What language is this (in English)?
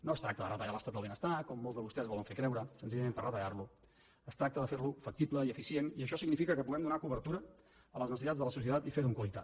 Catalan